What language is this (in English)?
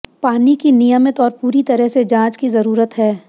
Hindi